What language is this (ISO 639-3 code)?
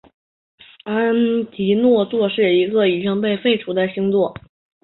zho